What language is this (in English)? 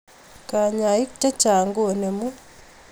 Kalenjin